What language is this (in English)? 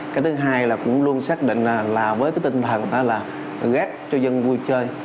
Vietnamese